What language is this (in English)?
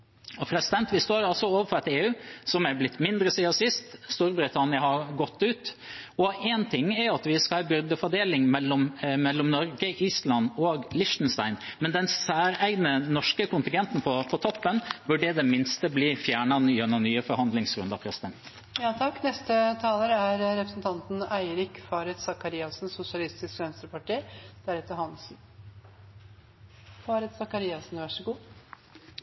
Norwegian Bokmål